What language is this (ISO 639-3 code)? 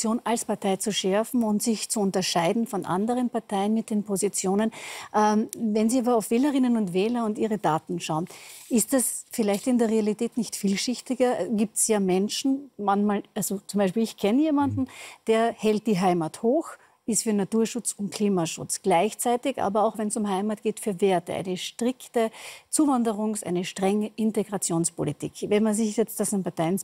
deu